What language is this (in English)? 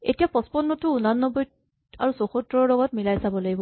Assamese